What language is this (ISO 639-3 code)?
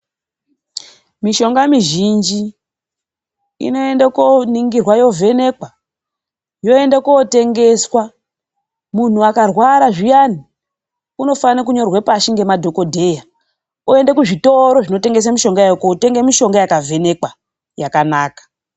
ndc